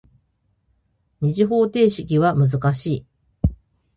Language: Japanese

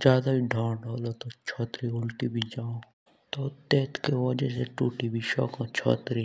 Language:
Jaunsari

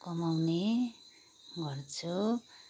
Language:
Nepali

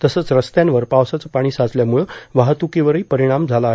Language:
Marathi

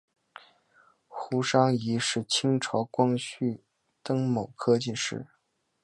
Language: Chinese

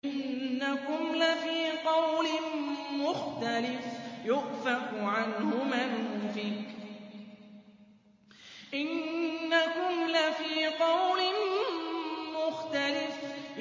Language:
Arabic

